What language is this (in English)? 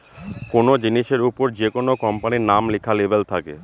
Bangla